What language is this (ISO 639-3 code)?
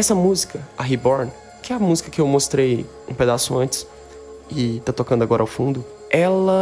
por